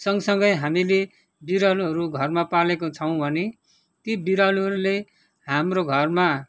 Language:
Nepali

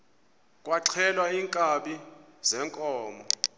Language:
Xhosa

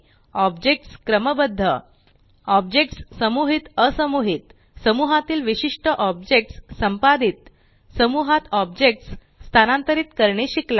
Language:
Marathi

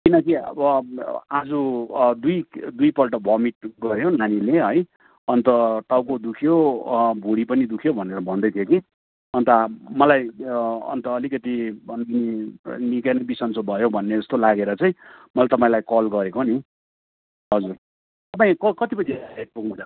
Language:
Nepali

